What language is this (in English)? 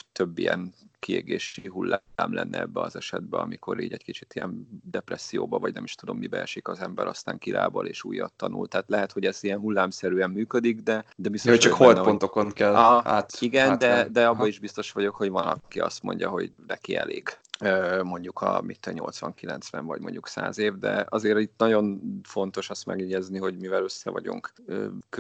Hungarian